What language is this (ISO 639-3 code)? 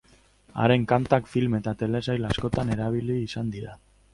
eus